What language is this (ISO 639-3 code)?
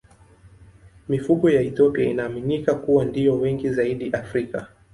swa